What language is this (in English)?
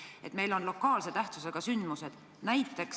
Estonian